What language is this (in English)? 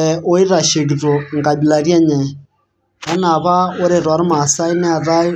Masai